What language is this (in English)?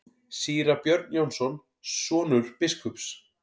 Icelandic